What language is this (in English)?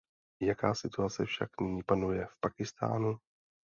Czech